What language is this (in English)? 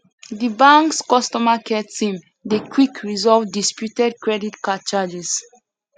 Nigerian Pidgin